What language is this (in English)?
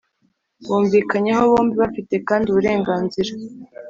Kinyarwanda